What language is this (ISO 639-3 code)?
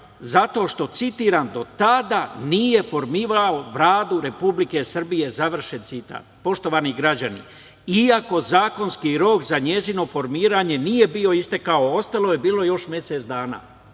srp